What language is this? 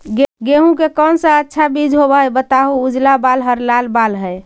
Magahi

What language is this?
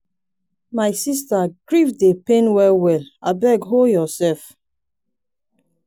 Nigerian Pidgin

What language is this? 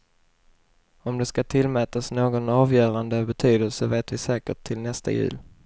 Swedish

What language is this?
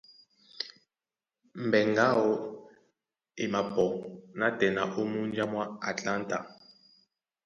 Duala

